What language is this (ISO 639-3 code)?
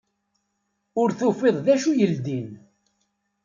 kab